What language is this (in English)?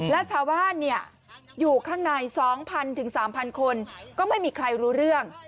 Thai